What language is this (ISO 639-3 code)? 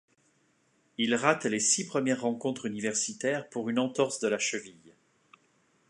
fra